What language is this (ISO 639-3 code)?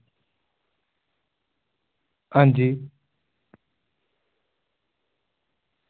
doi